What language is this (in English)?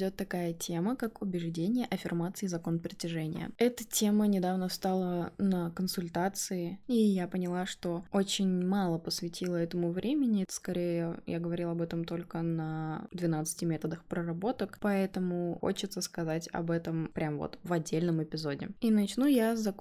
Russian